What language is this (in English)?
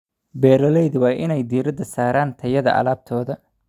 Somali